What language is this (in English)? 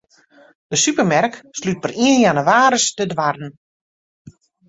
Western Frisian